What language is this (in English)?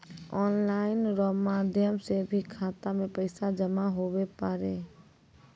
Maithili